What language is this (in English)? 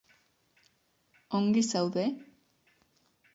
Basque